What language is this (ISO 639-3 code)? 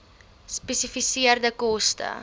afr